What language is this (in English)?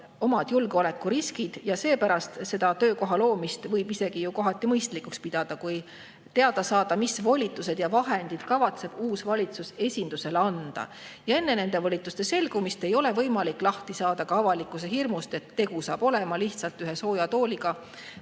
Estonian